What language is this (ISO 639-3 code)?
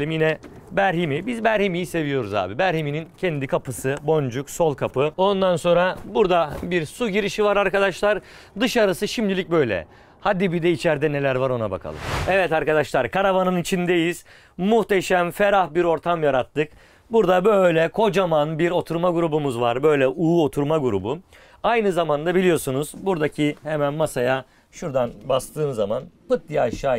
tur